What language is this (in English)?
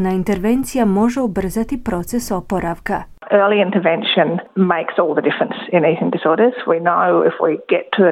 Croatian